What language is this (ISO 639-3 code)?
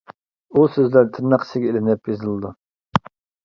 uig